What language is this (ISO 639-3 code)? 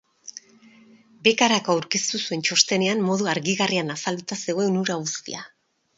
eus